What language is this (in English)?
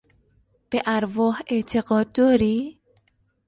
Persian